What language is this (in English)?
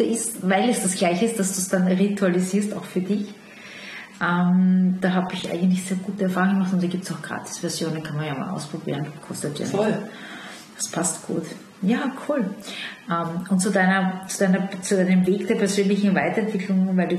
German